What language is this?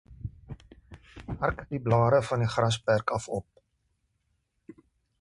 Afrikaans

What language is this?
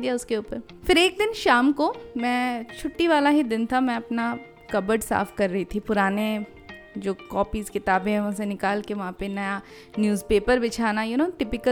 Hindi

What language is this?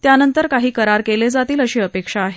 Marathi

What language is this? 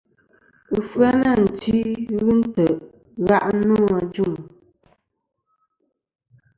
Kom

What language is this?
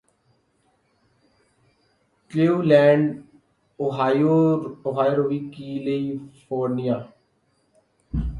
Urdu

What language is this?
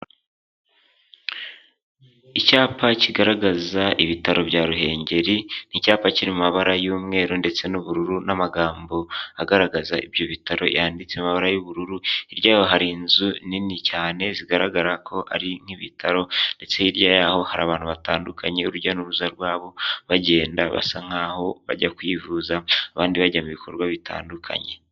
Kinyarwanda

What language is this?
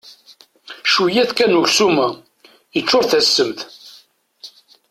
Kabyle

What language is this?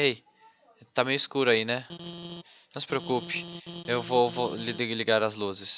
Portuguese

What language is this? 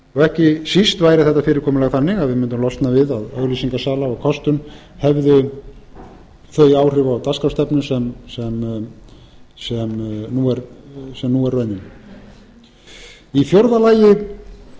Icelandic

